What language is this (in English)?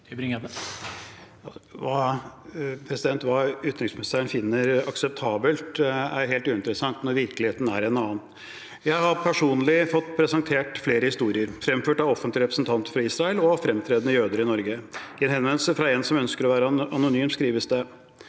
Norwegian